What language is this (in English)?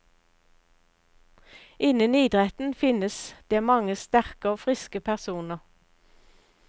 Norwegian